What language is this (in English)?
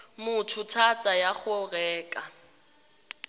Tswana